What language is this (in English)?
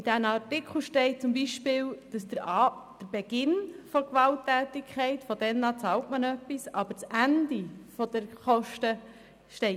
Swiss German